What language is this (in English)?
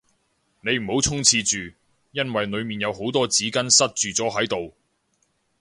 Cantonese